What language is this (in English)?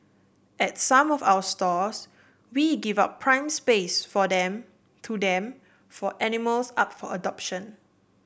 English